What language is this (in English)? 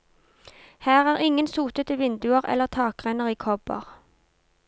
Norwegian